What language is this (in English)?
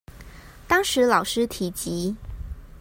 Chinese